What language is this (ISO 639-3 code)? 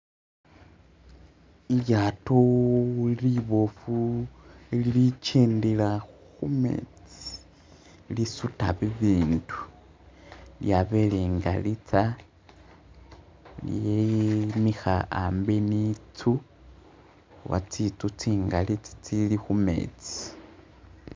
myx